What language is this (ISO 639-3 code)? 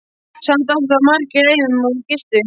isl